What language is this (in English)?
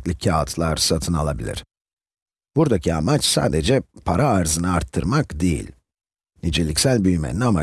Turkish